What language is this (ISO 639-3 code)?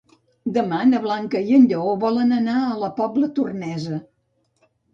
cat